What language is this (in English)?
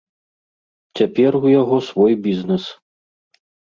Belarusian